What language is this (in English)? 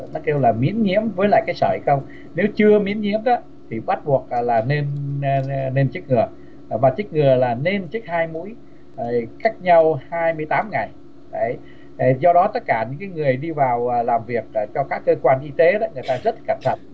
Vietnamese